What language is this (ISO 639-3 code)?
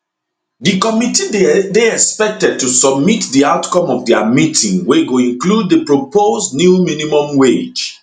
pcm